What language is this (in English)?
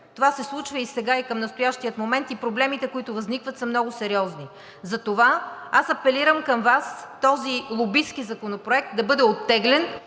Bulgarian